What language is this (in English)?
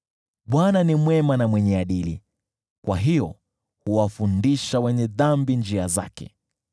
Swahili